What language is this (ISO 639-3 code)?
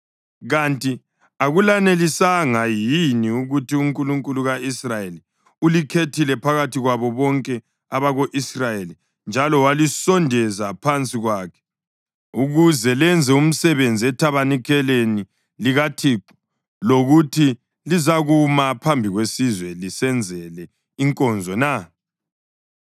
nde